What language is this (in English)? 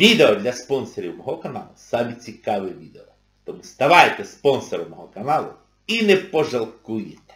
Ukrainian